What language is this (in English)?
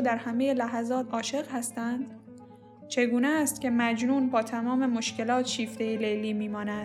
Persian